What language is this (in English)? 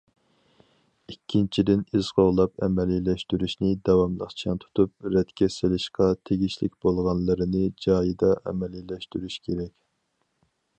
Uyghur